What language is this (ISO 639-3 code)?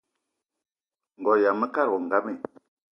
eto